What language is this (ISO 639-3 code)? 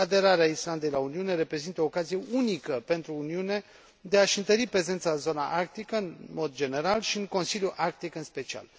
ron